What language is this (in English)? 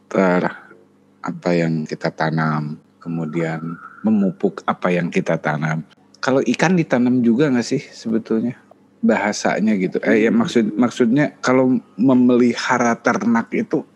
Indonesian